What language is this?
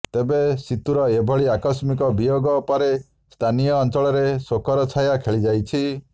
Odia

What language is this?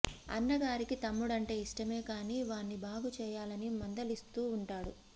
Telugu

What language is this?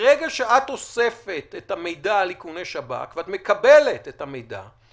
Hebrew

